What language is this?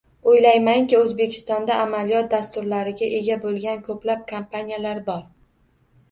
Uzbek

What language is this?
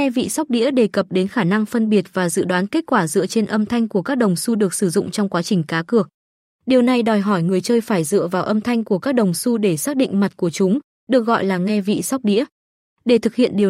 Vietnamese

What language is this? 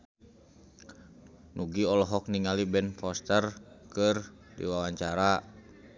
Sundanese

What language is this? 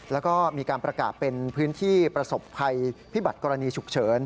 Thai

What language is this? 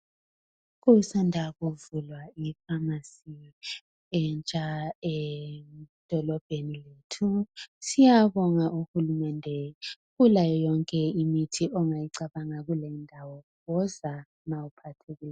North Ndebele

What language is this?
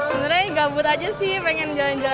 Indonesian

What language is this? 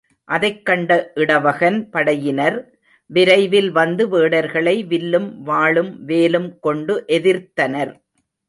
Tamil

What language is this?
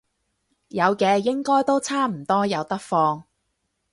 Cantonese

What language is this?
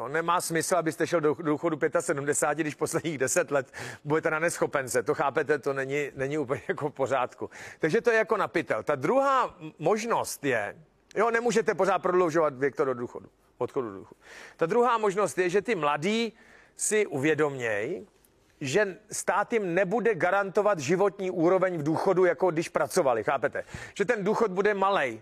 Czech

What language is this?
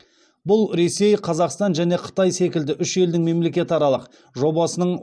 Kazakh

